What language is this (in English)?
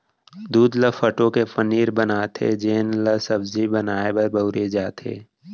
Chhattisgarhi